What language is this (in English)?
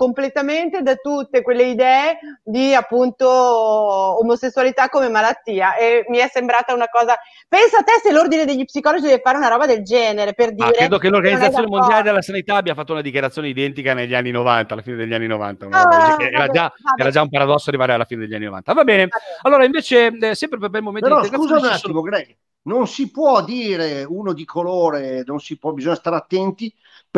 Italian